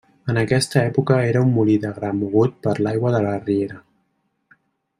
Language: Catalan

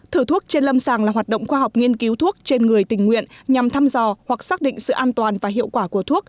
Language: Vietnamese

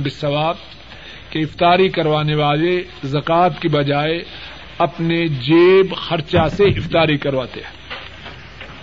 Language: Urdu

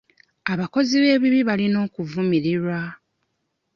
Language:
Ganda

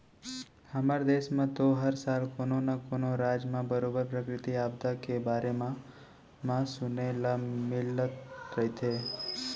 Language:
Chhattisgarhi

